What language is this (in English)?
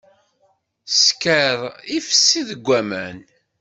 Kabyle